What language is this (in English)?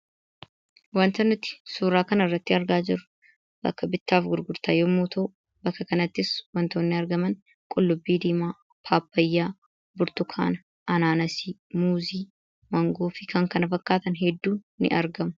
Oromo